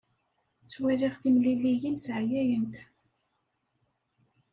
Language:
Kabyle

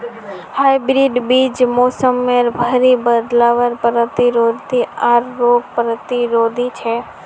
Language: Magahi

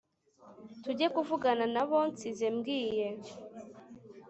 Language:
Kinyarwanda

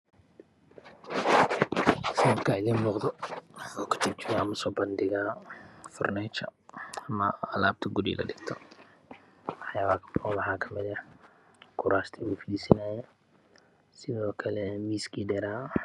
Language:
Somali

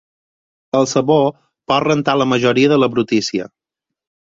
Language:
Catalan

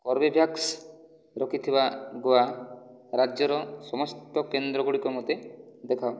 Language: Odia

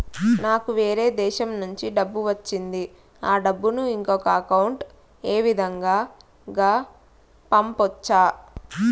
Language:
Telugu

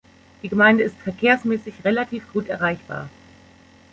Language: German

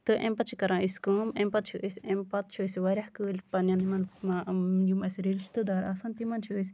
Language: Kashmiri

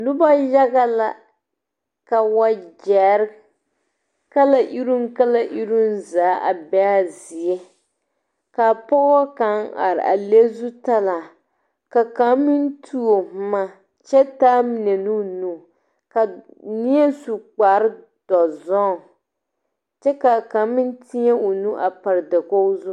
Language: Southern Dagaare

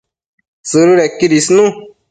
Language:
Matsés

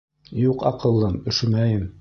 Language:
Bashkir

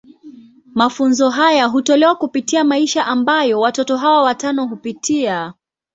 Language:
Swahili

